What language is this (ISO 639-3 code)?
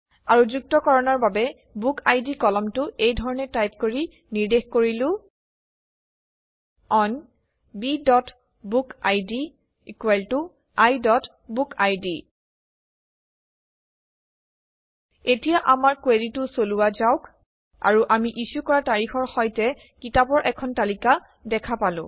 asm